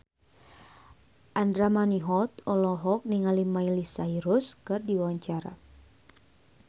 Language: Sundanese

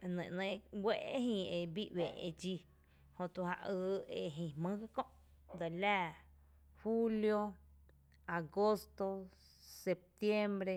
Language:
Tepinapa Chinantec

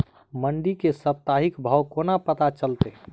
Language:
Maithili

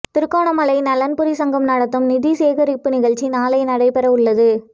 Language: Tamil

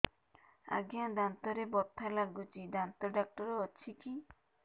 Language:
Odia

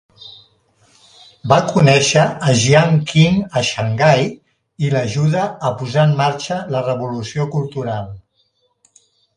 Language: Catalan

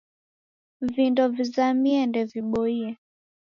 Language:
Taita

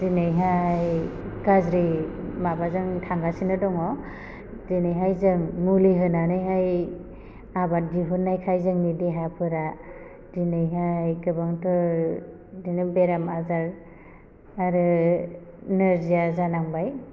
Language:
Bodo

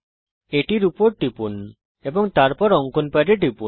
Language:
Bangla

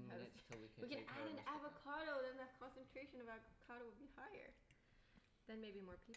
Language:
English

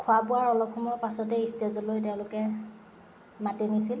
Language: Assamese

